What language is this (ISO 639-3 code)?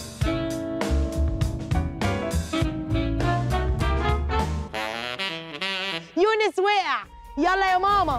ara